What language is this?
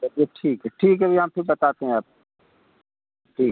Hindi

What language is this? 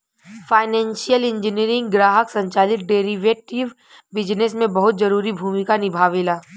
Bhojpuri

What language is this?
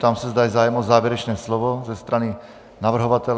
Czech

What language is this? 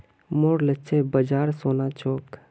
Magahi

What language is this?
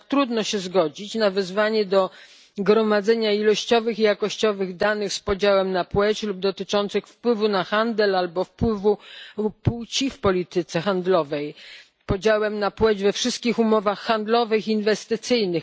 Polish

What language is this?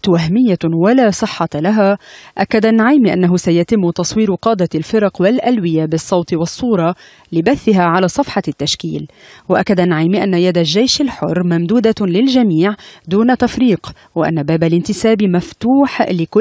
Arabic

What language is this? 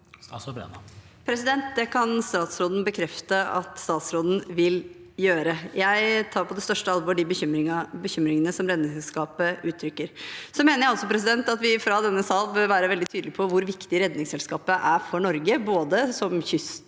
Norwegian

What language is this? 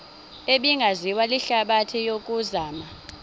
Xhosa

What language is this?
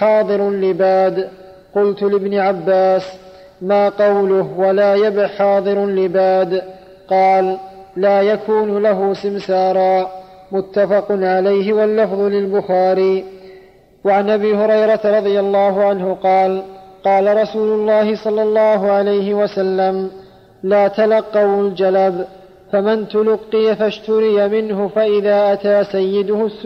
Arabic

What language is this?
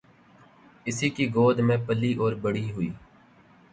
Urdu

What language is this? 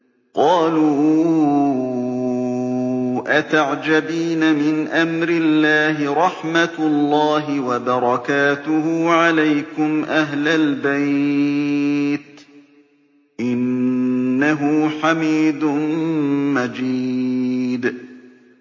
Arabic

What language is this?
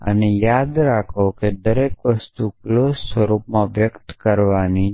Gujarati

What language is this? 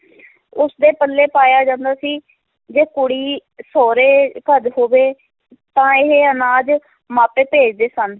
Punjabi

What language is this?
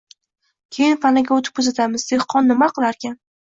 Uzbek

